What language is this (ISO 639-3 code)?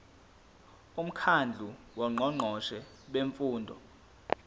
zul